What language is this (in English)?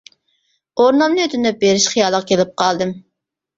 Uyghur